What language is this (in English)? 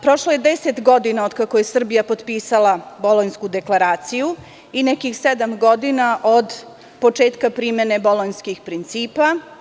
Serbian